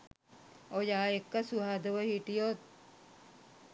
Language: Sinhala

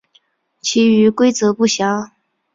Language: Chinese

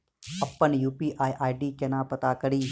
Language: Maithili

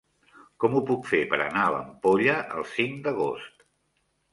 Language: Catalan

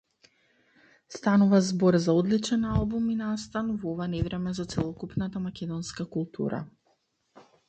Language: Macedonian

